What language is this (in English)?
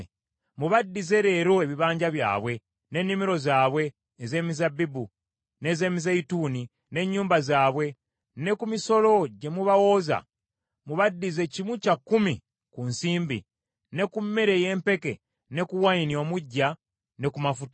Ganda